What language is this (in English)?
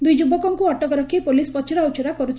Odia